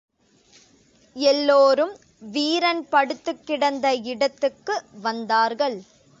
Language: Tamil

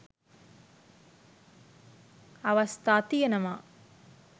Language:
Sinhala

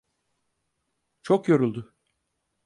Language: Turkish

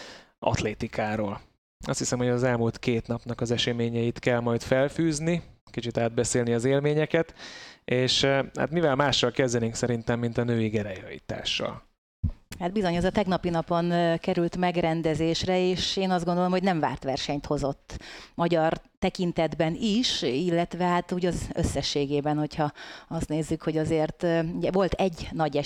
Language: Hungarian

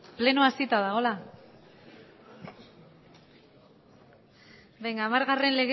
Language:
Basque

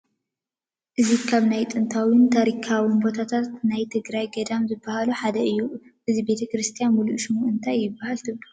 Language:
Tigrinya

